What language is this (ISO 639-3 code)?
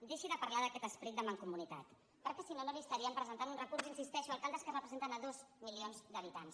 cat